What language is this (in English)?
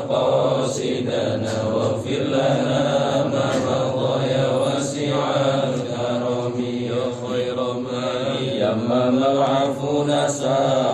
Indonesian